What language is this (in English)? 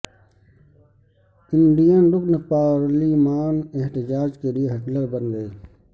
Urdu